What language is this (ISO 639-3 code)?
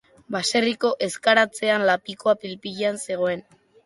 eus